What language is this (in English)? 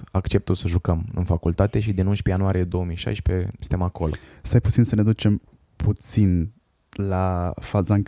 Romanian